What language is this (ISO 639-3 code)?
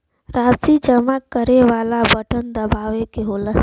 bho